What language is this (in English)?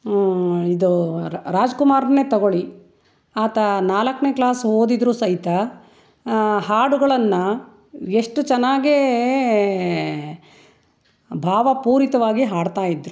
Kannada